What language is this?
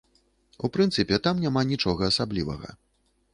Belarusian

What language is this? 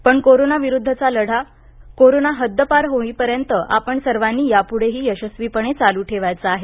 Marathi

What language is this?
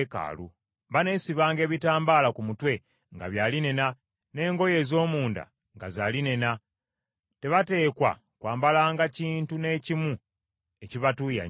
Ganda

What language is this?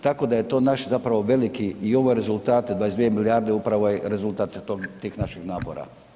Croatian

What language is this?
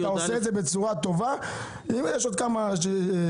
Hebrew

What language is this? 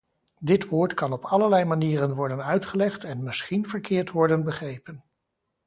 Dutch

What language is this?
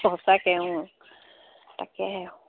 Assamese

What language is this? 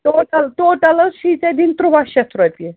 Kashmiri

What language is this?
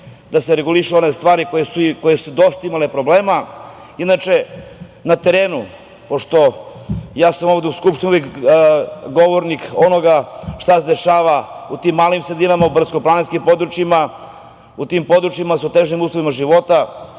Serbian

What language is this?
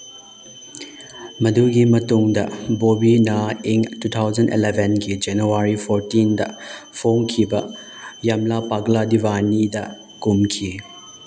Manipuri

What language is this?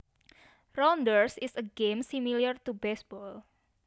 Javanese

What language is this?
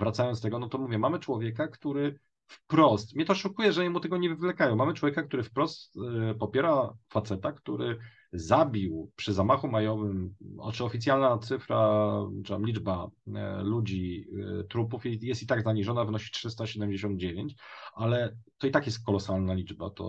Polish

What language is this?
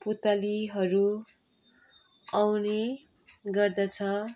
Nepali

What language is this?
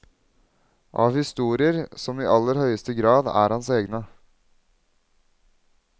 Norwegian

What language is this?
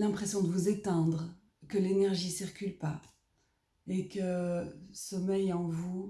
French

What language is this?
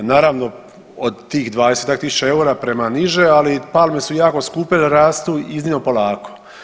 Croatian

